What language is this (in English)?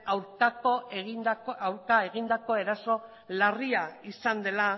Basque